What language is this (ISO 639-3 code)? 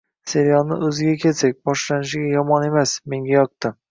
uzb